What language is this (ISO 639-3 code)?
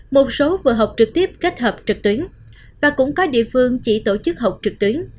vie